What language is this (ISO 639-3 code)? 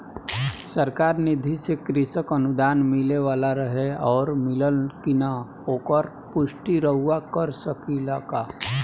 bho